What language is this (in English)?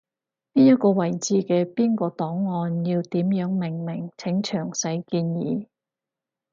Cantonese